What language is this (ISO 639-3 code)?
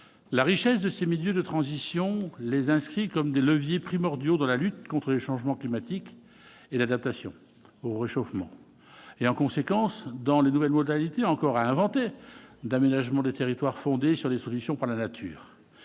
fra